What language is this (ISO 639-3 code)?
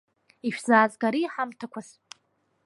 abk